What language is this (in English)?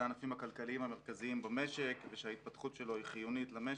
Hebrew